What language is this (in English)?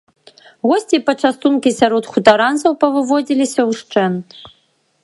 Belarusian